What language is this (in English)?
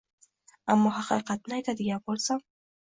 Uzbek